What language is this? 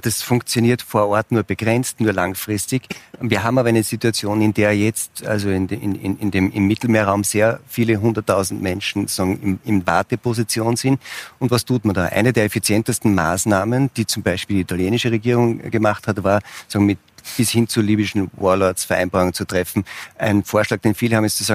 German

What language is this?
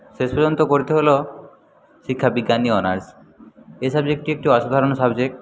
Bangla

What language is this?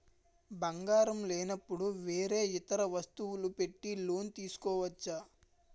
Telugu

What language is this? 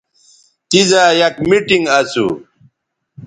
Bateri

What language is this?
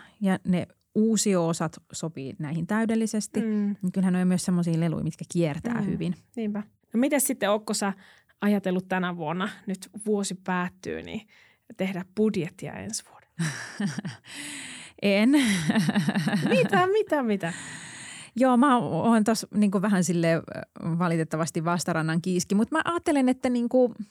Finnish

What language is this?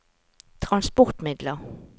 Norwegian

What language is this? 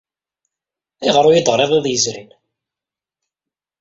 Kabyle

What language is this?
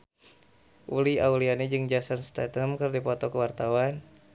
Sundanese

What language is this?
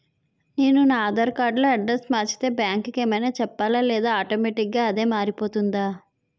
Telugu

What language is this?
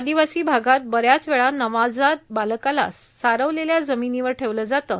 Marathi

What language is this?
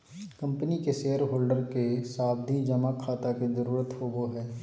Magahi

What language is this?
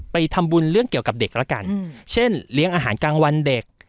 Thai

